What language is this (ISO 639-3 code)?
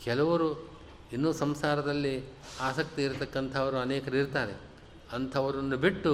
kan